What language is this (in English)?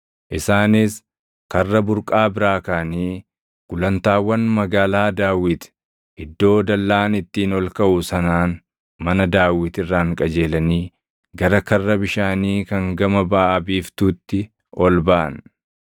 Oromo